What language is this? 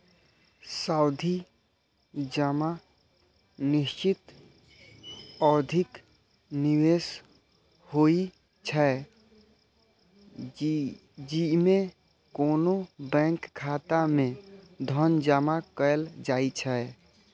Maithili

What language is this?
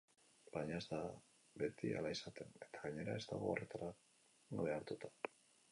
Basque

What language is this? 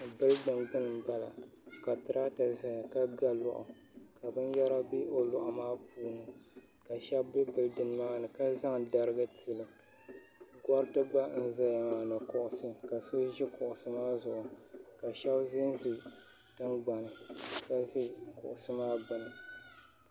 Dagbani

